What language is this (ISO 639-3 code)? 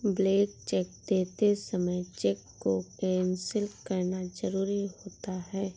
hin